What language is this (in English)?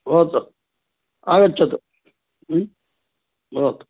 Sanskrit